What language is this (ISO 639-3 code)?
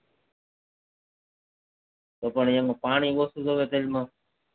guj